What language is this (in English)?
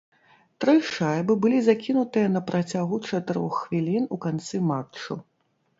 Belarusian